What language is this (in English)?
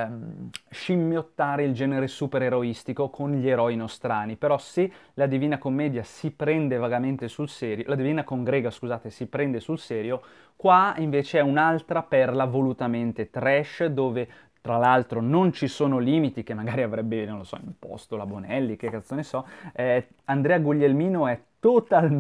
Italian